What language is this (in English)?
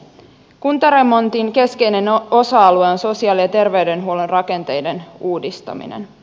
Finnish